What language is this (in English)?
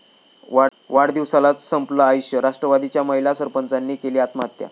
Marathi